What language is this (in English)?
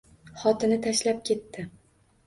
Uzbek